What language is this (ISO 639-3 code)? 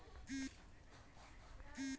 mag